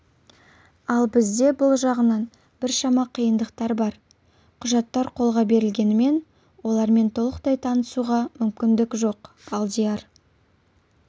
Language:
Kazakh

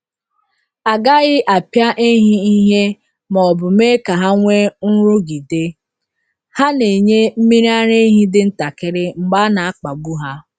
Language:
Igbo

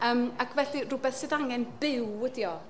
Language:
Welsh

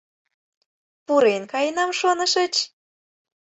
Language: Mari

